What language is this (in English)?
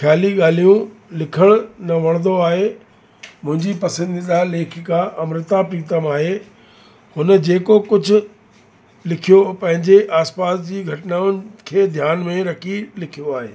Sindhi